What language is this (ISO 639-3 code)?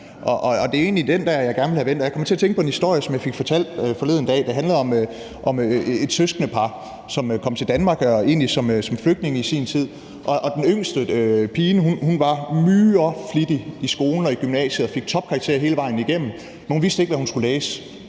dan